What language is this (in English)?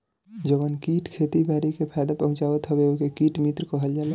Bhojpuri